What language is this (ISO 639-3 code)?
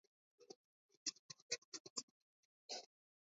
kat